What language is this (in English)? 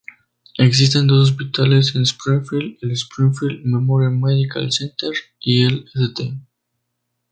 Spanish